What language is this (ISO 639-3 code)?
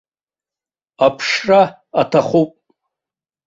abk